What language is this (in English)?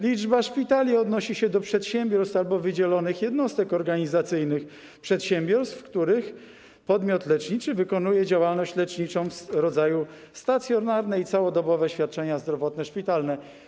Polish